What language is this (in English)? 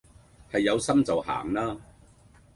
Cantonese